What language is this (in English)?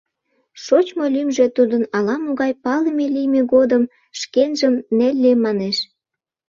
Mari